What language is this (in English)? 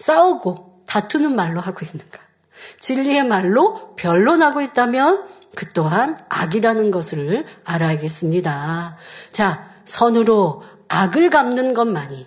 Korean